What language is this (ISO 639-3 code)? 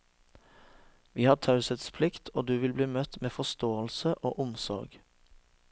nor